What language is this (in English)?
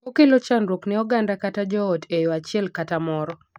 Luo (Kenya and Tanzania)